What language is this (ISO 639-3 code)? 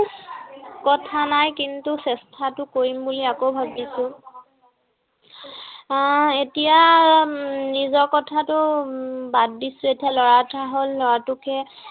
asm